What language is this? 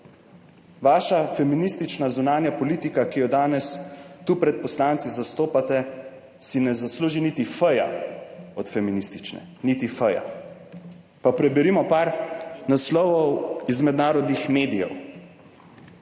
Slovenian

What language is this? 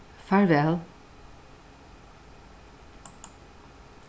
Faroese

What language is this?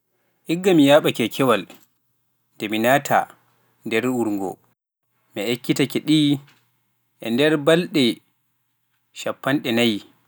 Pular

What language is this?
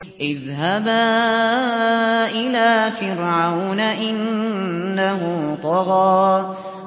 Arabic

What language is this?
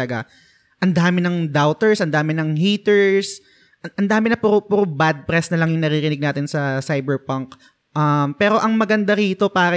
Filipino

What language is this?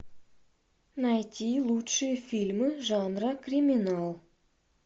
Russian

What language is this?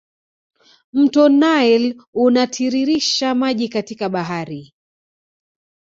Swahili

